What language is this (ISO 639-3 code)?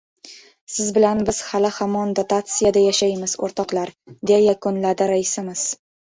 uzb